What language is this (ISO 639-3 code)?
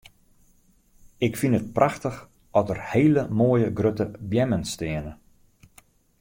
fry